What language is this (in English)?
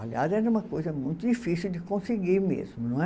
Portuguese